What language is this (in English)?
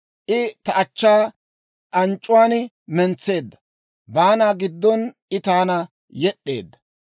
Dawro